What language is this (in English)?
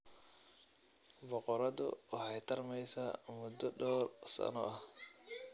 Somali